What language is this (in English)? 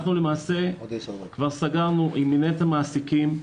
Hebrew